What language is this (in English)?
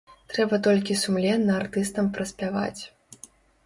Belarusian